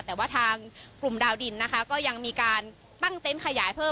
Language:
Thai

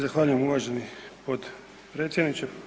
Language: Croatian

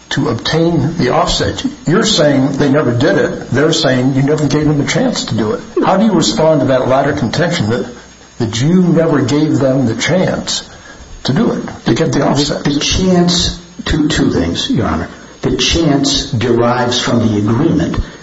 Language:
English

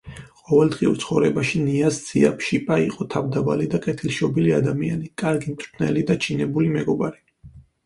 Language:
Georgian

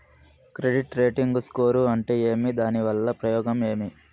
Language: Telugu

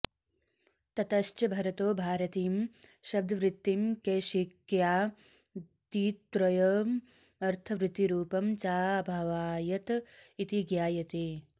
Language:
Sanskrit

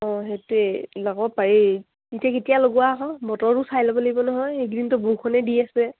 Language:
Assamese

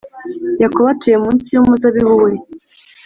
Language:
Kinyarwanda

